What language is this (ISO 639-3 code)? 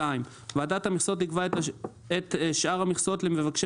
heb